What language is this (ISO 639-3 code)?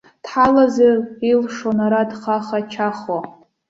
abk